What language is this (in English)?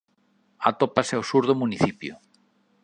Galician